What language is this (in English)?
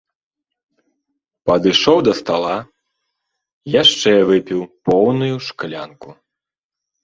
Belarusian